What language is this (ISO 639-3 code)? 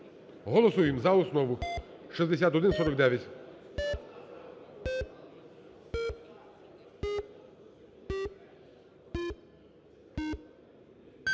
ukr